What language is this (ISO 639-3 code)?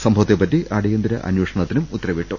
mal